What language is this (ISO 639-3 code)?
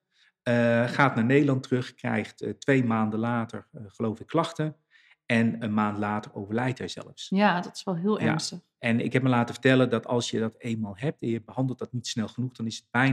nld